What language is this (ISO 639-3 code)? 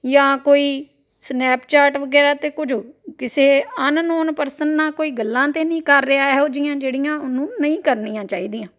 pan